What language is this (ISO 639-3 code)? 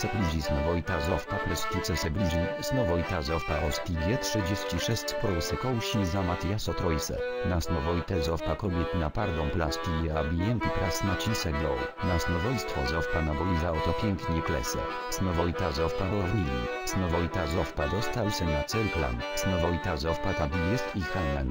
pol